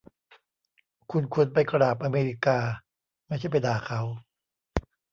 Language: Thai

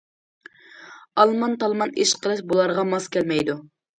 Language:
Uyghur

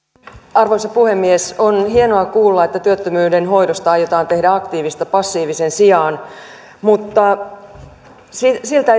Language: Finnish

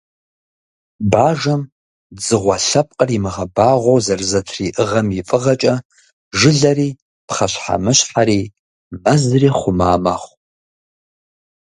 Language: Kabardian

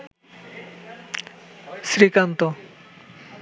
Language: Bangla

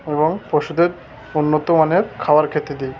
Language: Bangla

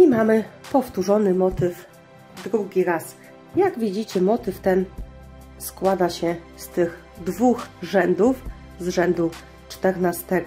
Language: Polish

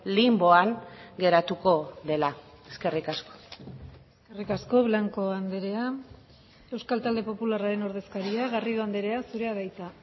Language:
Basque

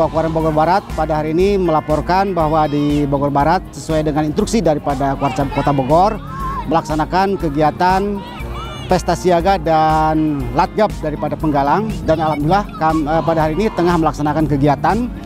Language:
Indonesian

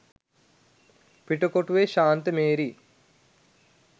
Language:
Sinhala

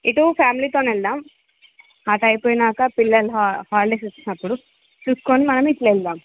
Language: Telugu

